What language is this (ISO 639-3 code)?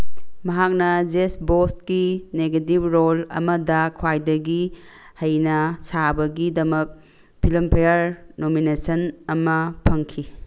mni